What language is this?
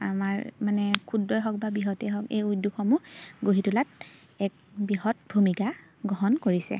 Assamese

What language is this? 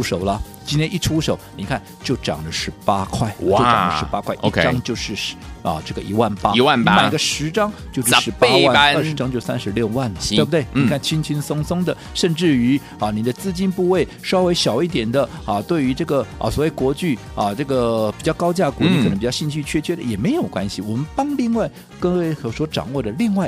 Chinese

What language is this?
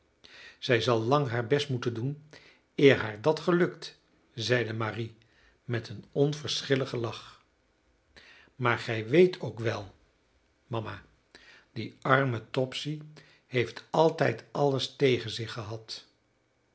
Dutch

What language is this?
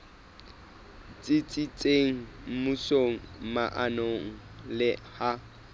Southern Sotho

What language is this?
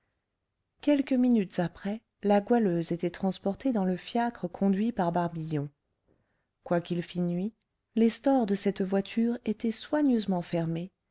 French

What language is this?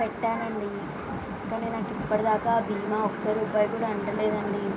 Telugu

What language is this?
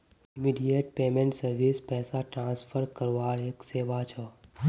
Magahi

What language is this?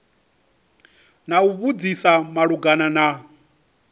Venda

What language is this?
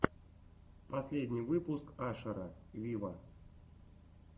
Russian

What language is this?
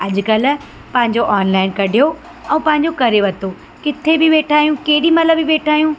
Sindhi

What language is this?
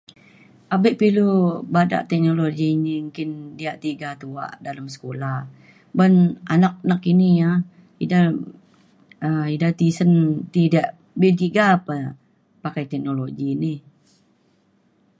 Mainstream Kenyah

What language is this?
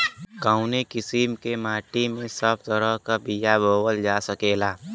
Bhojpuri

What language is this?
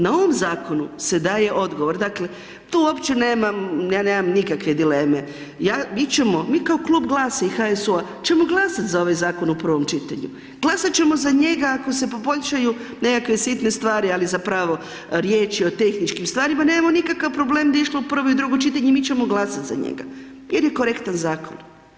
Croatian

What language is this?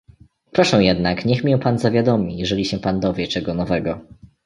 Polish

